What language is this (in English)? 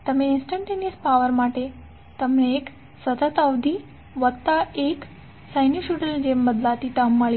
Gujarati